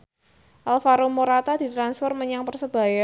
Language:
Javanese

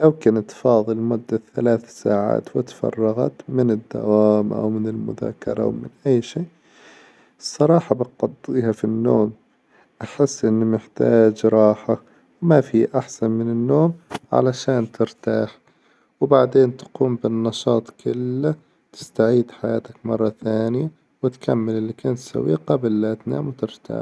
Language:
Hijazi Arabic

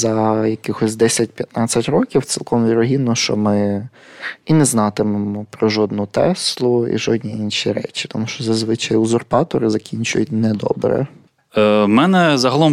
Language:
Ukrainian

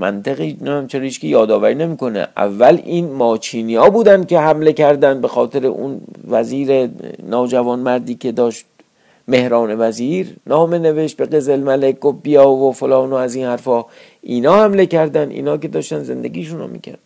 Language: Persian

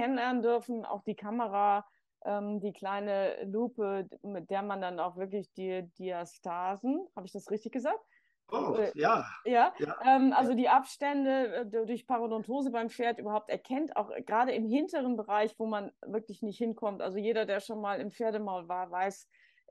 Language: German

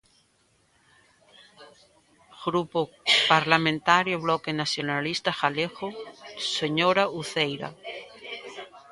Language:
Galician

